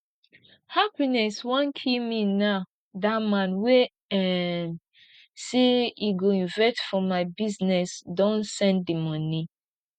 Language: Nigerian Pidgin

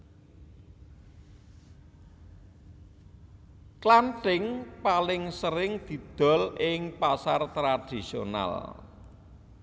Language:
Javanese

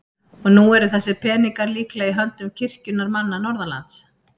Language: Icelandic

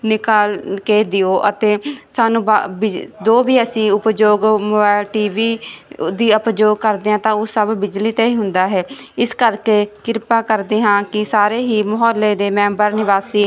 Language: Punjabi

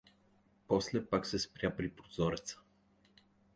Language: Bulgarian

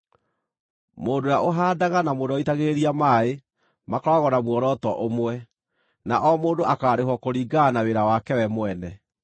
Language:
Kikuyu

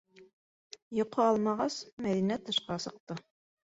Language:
Bashkir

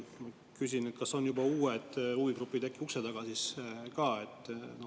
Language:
Estonian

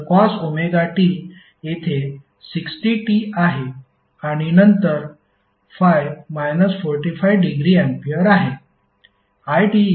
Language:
Marathi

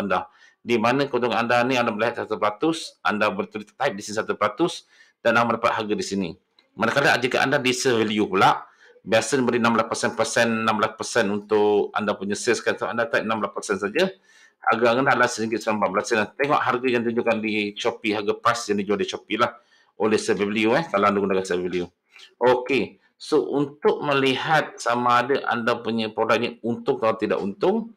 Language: Malay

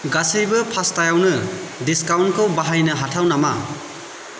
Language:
Bodo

